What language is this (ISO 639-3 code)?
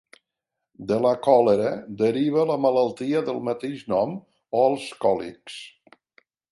cat